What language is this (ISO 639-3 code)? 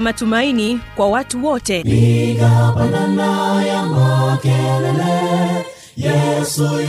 swa